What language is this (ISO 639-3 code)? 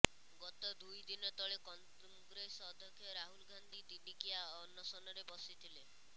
ori